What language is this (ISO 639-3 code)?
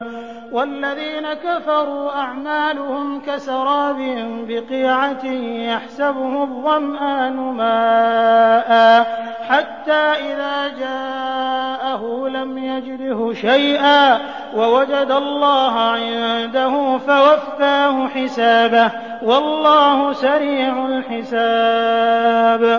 ara